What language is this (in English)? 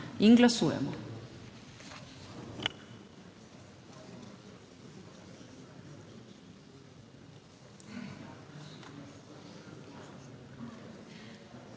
Slovenian